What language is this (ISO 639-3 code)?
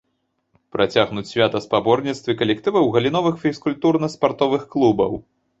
bel